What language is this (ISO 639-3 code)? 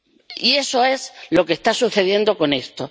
spa